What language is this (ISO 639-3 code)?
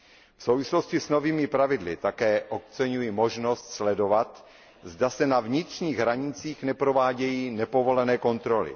ces